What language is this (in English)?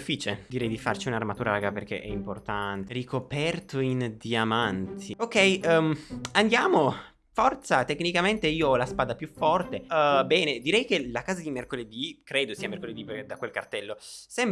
Italian